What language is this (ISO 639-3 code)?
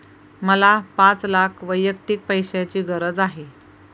mar